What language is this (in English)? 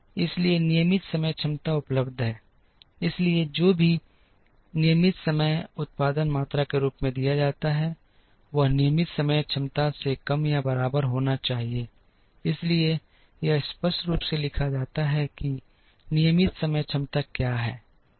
Hindi